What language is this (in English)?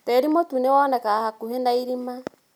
Kikuyu